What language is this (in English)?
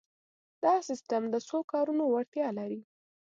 Pashto